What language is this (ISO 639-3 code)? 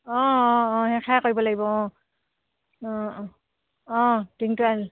asm